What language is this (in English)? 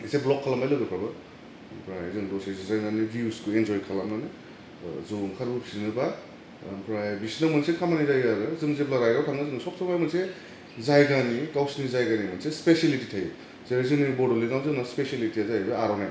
Bodo